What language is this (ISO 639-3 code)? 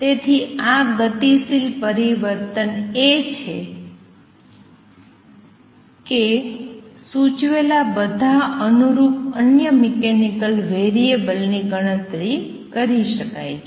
guj